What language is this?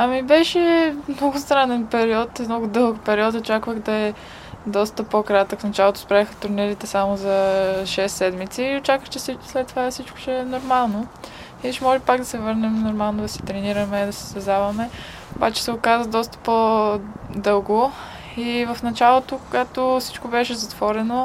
Bulgarian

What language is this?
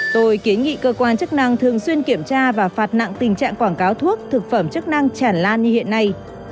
Vietnamese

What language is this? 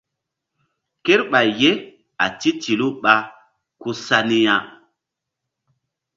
Mbum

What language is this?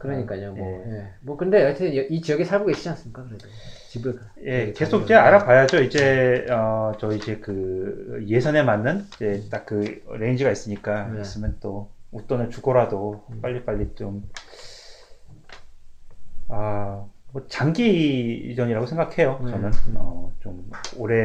Korean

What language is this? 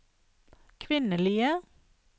Norwegian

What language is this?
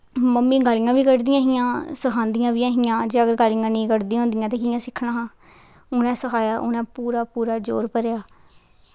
Dogri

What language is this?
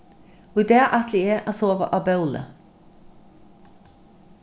Faroese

